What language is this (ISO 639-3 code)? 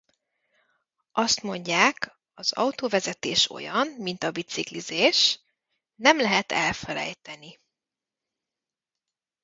hun